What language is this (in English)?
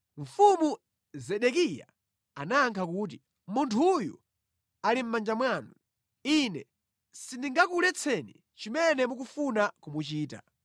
Nyanja